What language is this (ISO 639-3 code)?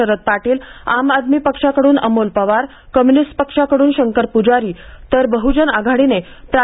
mar